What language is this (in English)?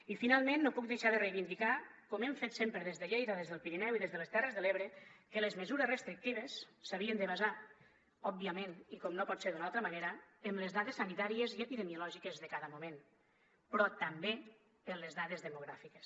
Catalan